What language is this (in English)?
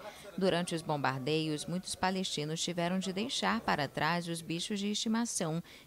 Portuguese